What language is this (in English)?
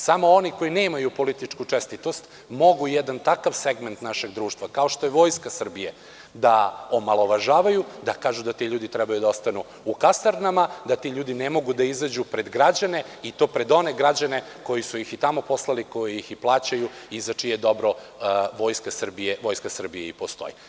Serbian